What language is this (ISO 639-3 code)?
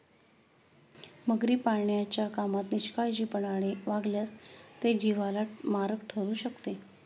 mar